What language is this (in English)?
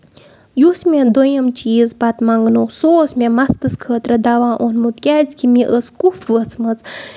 Kashmiri